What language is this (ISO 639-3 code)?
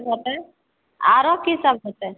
mai